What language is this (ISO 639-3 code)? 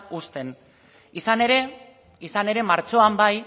eus